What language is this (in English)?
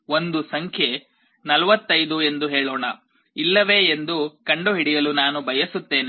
Kannada